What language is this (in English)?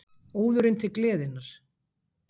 Icelandic